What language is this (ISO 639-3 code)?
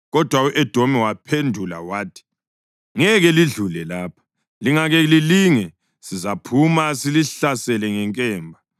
nde